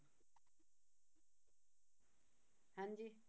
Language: Punjabi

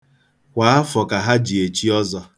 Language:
Igbo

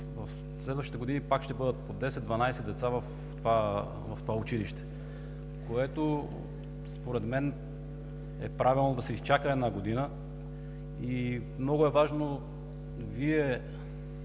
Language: Bulgarian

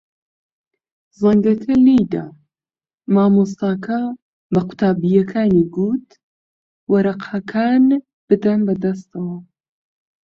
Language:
Central Kurdish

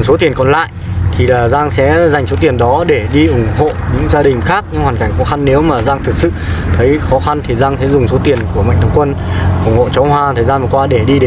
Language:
Vietnamese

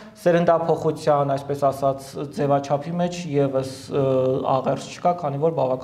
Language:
Turkish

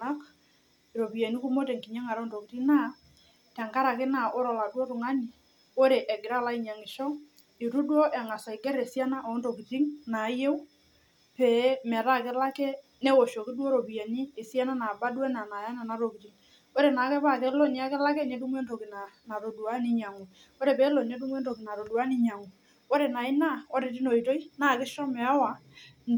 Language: Masai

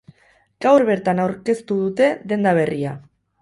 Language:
Basque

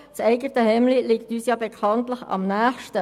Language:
Swiss German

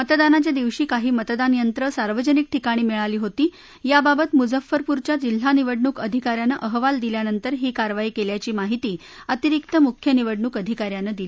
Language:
Marathi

